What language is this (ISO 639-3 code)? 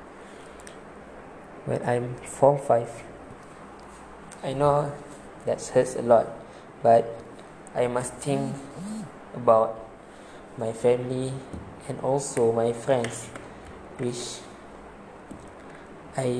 msa